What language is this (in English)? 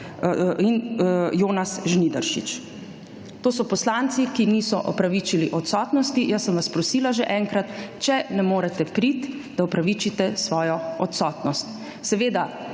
Slovenian